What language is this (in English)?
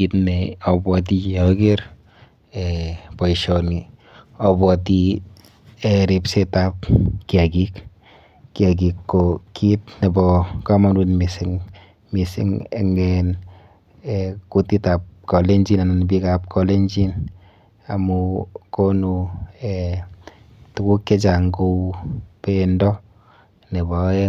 Kalenjin